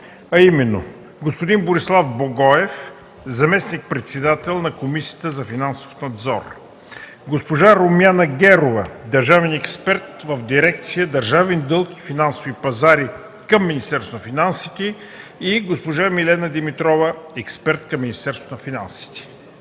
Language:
Bulgarian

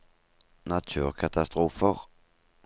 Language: Norwegian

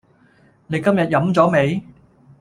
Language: Cantonese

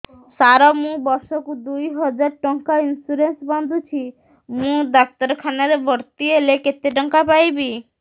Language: Odia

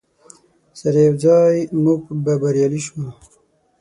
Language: Pashto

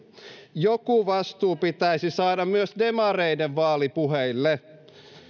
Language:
Finnish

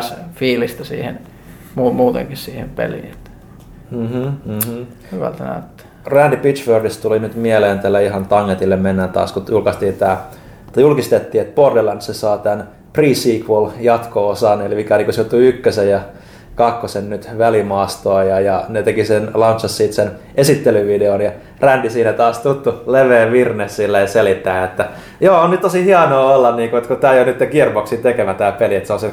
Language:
Finnish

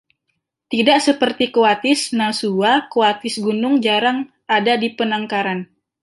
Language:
Indonesian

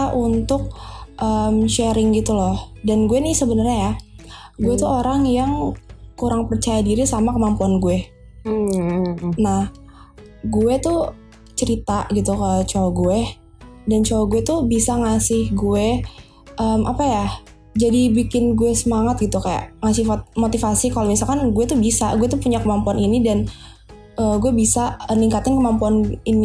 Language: Indonesian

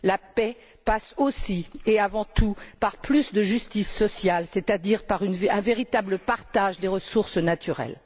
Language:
French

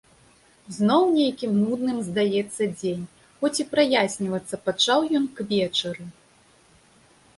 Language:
Belarusian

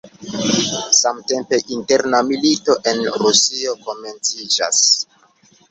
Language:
Esperanto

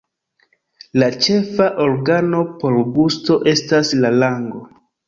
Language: Esperanto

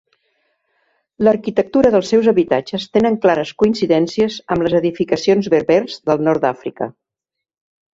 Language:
Catalan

